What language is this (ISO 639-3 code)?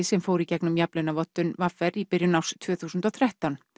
isl